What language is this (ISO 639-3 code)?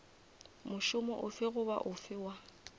nso